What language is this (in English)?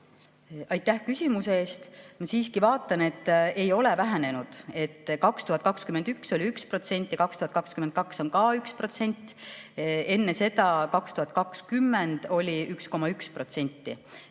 Estonian